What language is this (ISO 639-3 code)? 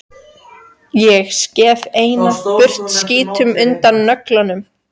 isl